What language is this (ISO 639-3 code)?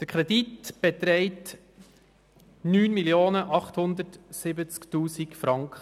gsw